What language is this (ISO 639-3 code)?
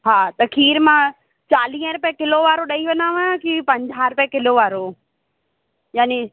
snd